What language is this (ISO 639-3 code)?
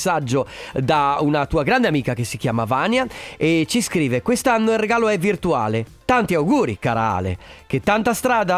ita